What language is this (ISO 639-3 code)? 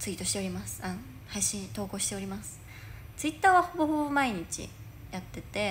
jpn